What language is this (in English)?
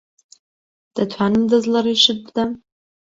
Central Kurdish